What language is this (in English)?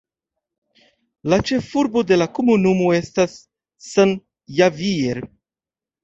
Esperanto